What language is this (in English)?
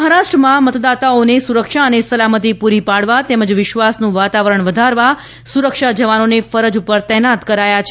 Gujarati